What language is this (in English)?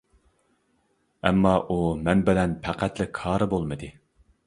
Uyghur